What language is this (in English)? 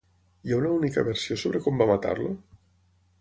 Catalan